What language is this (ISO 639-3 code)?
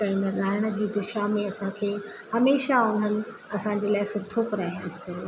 snd